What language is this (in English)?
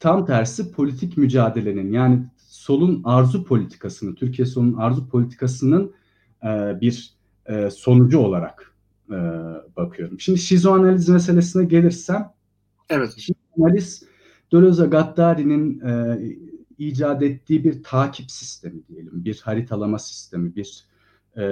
Turkish